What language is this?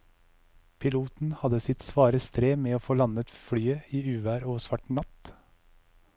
Norwegian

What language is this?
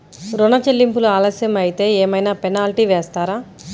Telugu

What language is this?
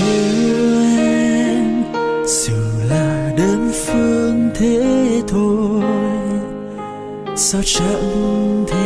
Vietnamese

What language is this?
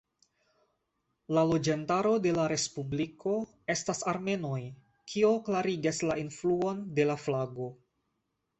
Esperanto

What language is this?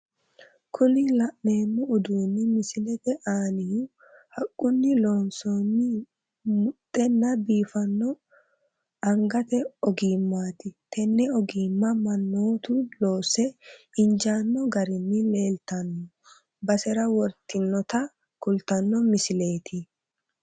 Sidamo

